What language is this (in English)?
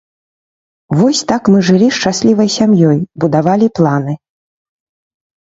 Belarusian